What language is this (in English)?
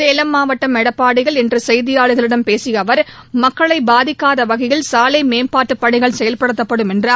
Tamil